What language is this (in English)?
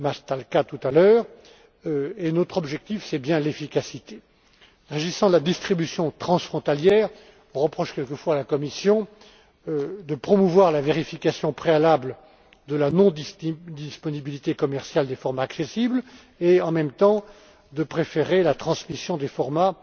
French